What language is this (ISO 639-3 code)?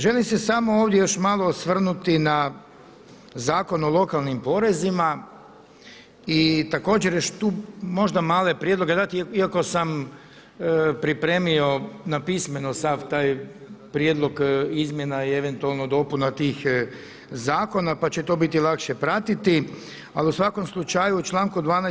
hrv